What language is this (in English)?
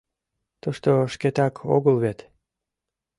Mari